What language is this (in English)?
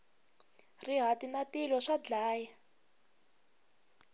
Tsonga